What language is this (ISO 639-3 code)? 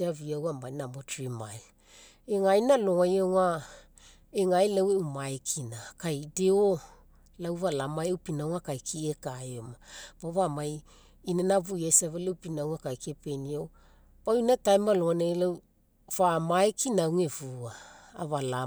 mek